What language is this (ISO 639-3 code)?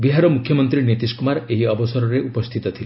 ori